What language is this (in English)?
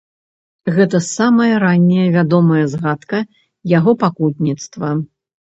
Belarusian